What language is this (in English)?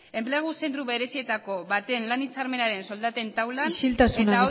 Basque